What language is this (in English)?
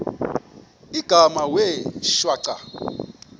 Xhosa